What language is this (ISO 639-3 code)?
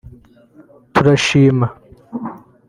kin